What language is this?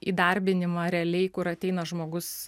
Lithuanian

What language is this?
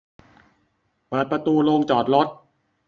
Thai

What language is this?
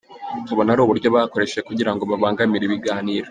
Kinyarwanda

